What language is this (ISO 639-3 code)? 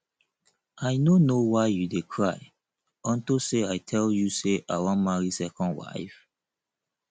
pcm